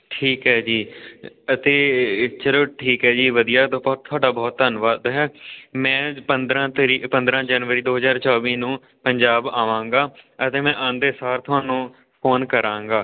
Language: Punjabi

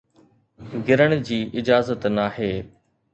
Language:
Sindhi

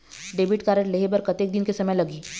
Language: Chhattisgarhi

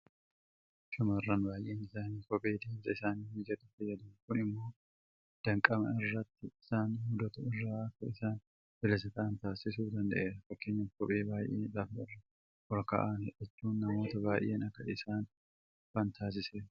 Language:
Oromo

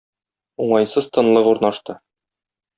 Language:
Tatar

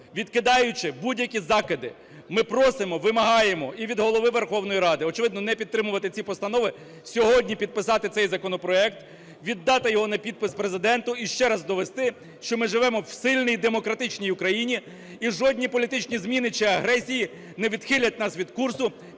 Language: Ukrainian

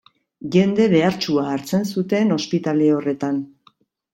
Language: Basque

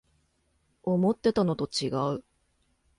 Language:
Japanese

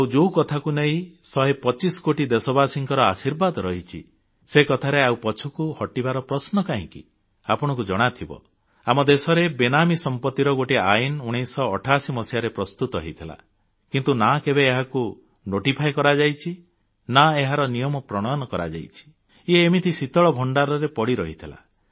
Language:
Odia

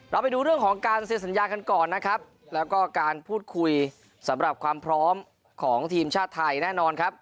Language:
Thai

